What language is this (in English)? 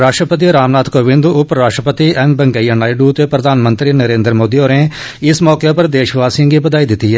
Dogri